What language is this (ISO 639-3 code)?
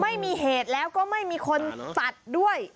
tha